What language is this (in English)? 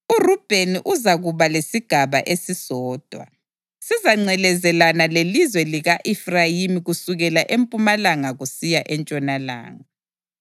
North Ndebele